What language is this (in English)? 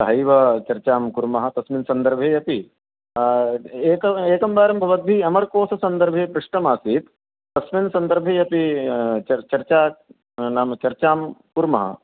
Sanskrit